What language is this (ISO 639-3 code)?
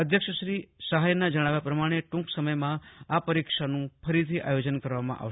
guj